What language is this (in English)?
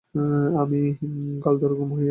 Bangla